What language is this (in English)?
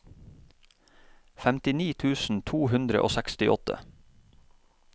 Norwegian